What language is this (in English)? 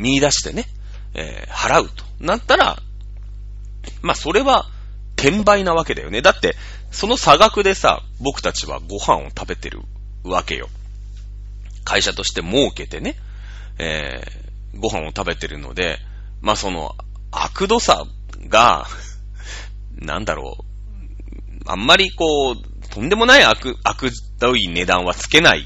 Japanese